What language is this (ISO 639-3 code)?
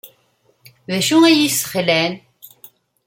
kab